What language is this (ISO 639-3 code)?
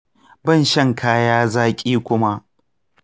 hau